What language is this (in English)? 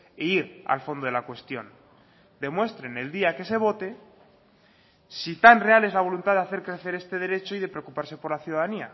Spanish